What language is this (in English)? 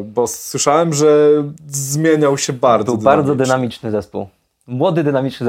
Polish